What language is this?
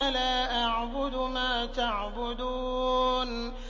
Arabic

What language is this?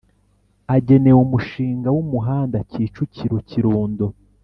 Kinyarwanda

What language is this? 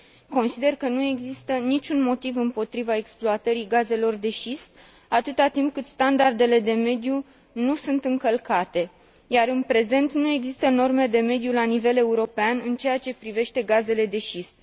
Romanian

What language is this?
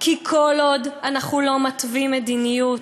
Hebrew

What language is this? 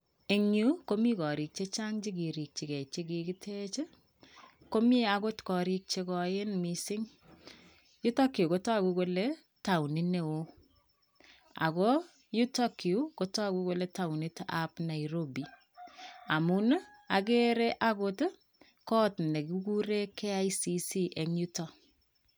Kalenjin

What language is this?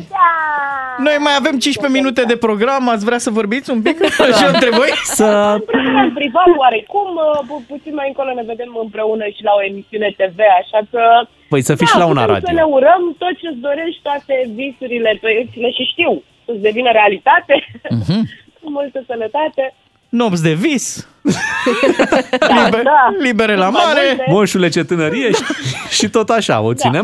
Romanian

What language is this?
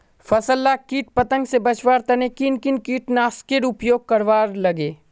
Magahi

